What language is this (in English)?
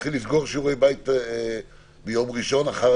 Hebrew